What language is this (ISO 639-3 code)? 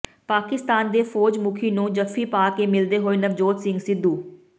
pan